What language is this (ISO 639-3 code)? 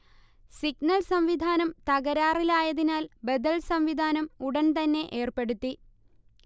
mal